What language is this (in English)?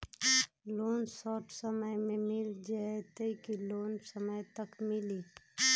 Magahi